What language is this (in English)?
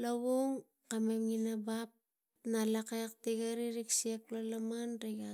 Tigak